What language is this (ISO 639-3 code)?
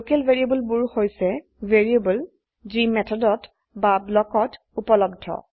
asm